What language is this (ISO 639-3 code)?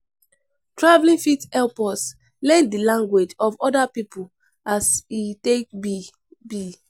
pcm